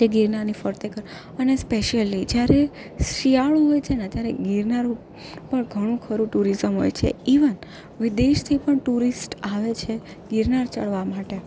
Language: Gujarati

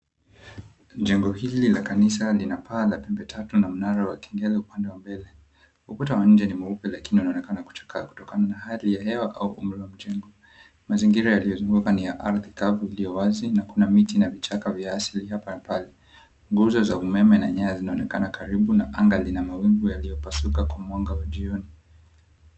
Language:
Swahili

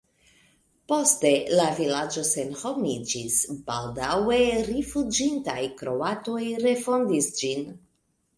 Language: Esperanto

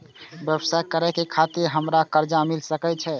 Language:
Maithili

